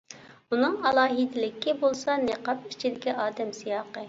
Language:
Uyghur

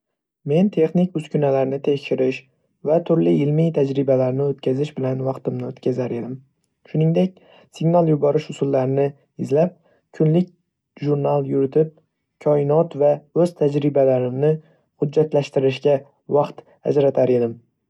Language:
Uzbek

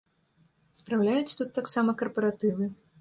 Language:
Belarusian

